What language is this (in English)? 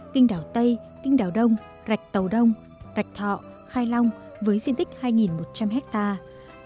Vietnamese